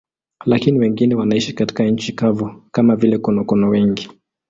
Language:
Swahili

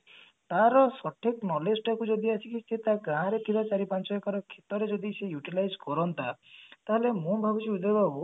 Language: Odia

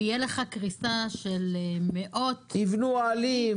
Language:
Hebrew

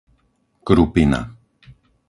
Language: Slovak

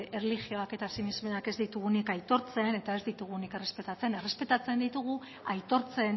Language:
Basque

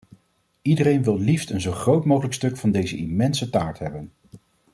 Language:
Dutch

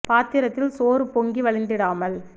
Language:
Tamil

